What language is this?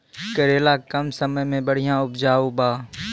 Maithili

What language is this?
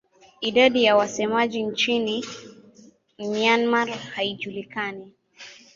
Swahili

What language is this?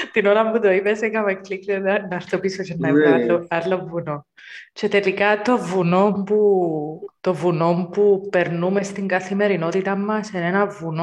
Greek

